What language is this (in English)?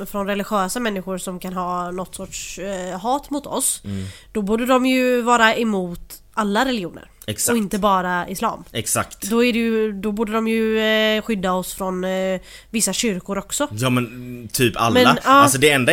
Swedish